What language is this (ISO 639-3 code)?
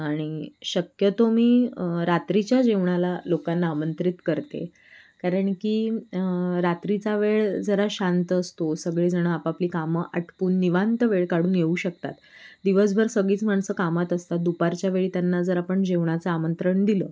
mar